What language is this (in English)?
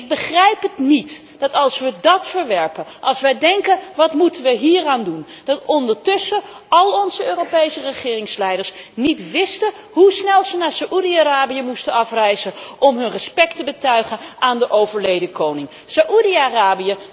Dutch